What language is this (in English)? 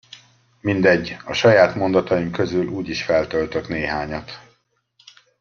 Hungarian